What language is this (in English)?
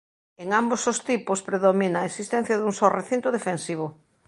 Galician